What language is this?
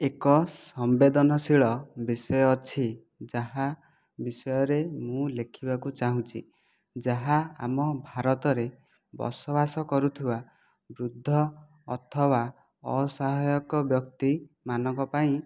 Odia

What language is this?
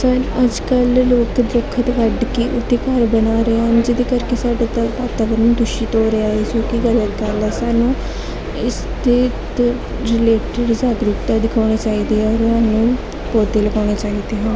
Punjabi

